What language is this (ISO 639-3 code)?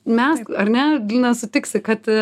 lit